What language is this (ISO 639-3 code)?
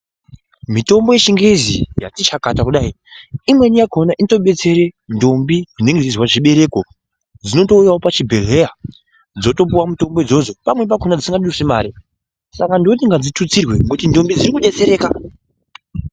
ndc